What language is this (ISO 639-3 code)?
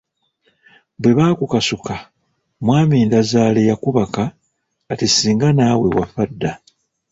lug